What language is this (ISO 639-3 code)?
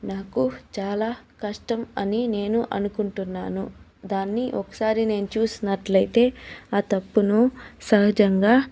tel